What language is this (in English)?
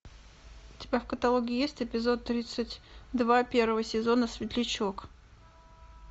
Russian